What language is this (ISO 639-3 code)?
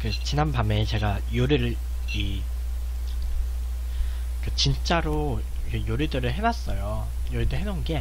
kor